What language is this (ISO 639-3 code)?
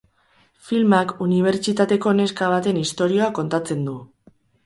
eus